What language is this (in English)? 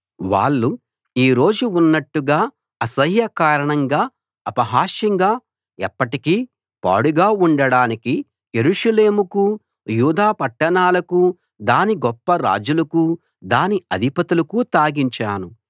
Telugu